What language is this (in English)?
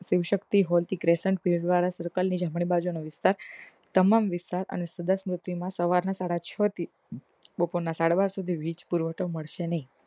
Gujarati